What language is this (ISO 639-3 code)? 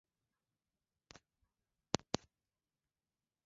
swa